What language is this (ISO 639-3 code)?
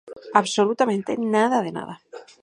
glg